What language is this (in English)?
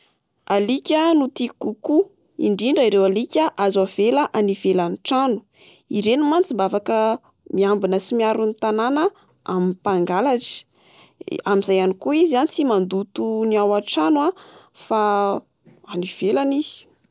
Malagasy